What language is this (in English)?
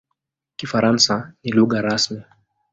Swahili